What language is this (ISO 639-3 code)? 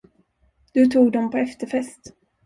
swe